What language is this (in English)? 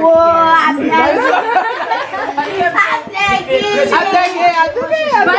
Korean